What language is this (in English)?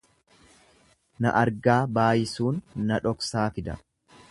Oromo